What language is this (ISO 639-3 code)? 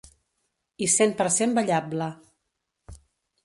cat